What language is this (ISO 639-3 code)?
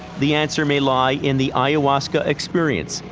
eng